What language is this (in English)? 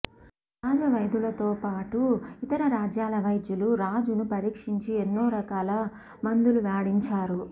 Telugu